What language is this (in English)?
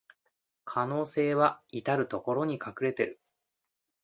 Japanese